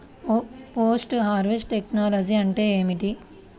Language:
Telugu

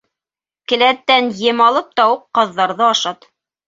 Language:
Bashkir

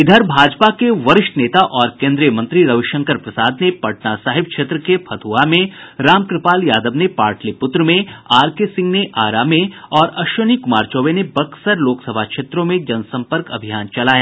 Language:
Hindi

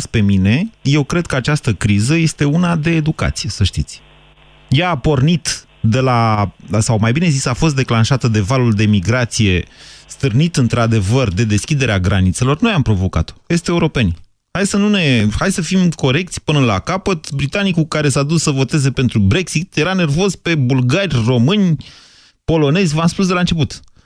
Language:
Romanian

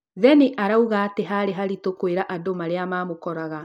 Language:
Kikuyu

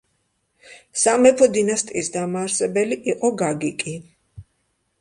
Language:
Georgian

